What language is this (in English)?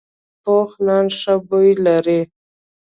Pashto